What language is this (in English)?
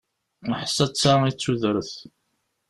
Kabyle